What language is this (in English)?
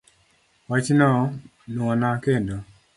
Luo (Kenya and Tanzania)